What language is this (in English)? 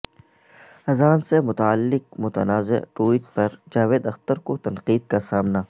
Urdu